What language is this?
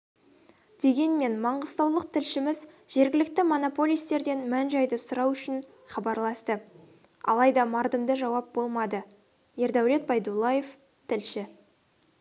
Kazakh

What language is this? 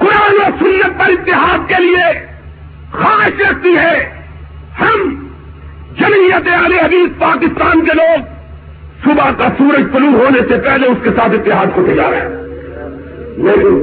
Urdu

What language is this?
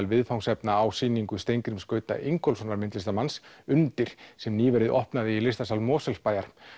Icelandic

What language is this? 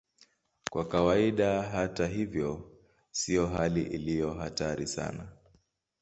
Swahili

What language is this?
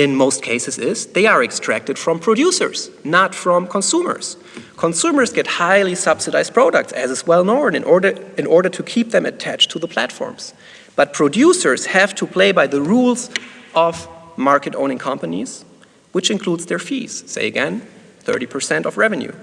English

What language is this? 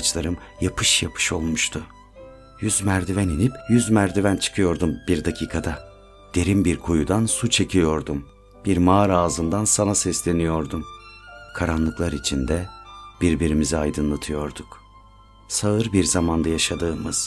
Turkish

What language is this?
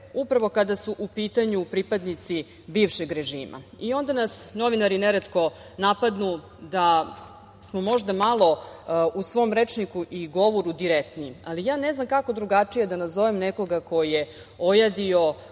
Serbian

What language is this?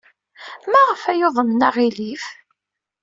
Kabyle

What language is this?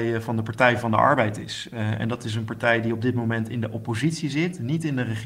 Dutch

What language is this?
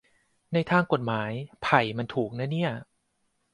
Thai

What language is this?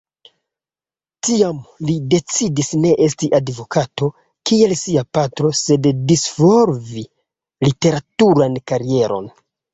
Esperanto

